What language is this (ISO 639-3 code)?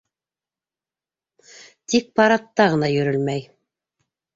bak